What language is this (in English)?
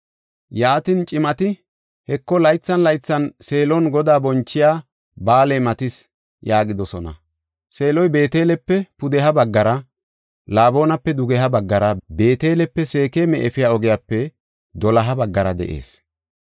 Gofa